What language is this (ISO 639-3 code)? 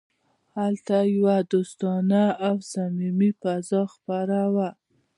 pus